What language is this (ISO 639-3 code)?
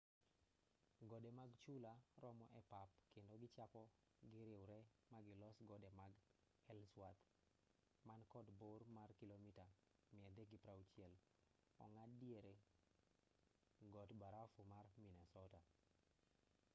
luo